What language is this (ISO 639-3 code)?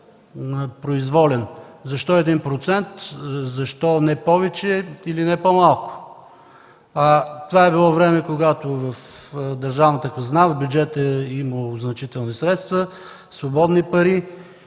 bul